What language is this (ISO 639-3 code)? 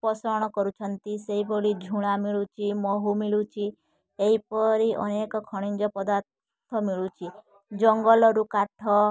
ori